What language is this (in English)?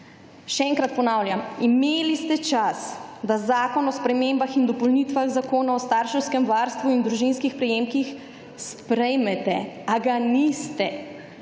Slovenian